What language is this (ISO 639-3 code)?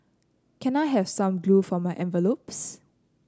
eng